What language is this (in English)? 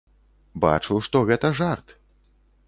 Belarusian